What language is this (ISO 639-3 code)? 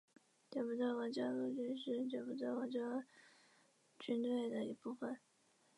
zho